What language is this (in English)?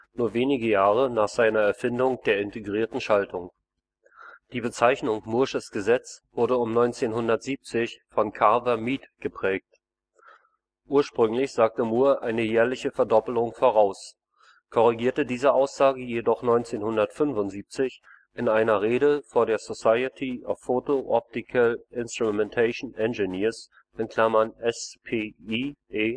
German